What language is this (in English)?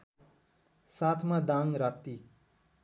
Nepali